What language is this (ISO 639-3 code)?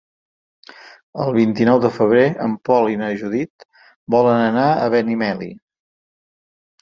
cat